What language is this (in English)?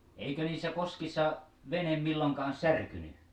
Finnish